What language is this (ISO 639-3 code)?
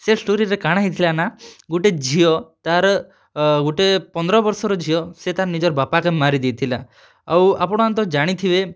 ori